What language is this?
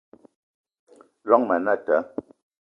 Eton (Cameroon)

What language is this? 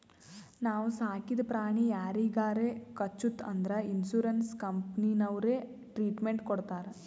Kannada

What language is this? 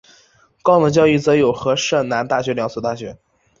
Chinese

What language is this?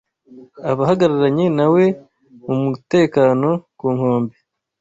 Kinyarwanda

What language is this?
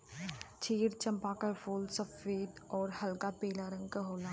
Bhojpuri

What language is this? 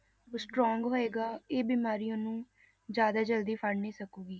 Punjabi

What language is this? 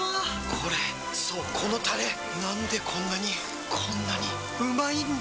Japanese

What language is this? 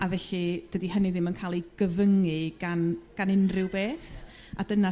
Welsh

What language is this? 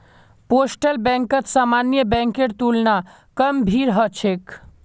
Magahi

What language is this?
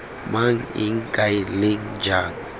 Tswana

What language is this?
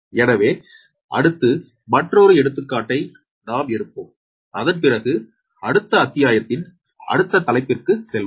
Tamil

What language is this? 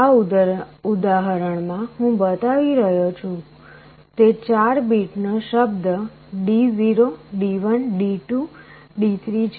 Gujarati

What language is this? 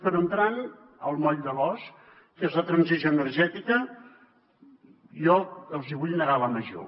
Catalan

